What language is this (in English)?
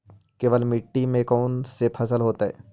Magahi